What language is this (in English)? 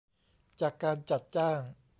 Thai